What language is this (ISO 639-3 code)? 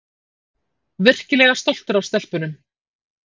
isl